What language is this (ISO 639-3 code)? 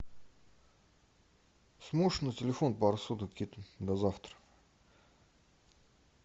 rus